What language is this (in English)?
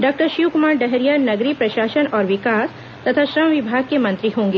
Hindi